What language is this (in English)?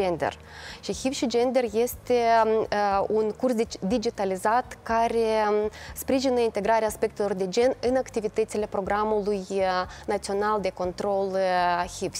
Romanian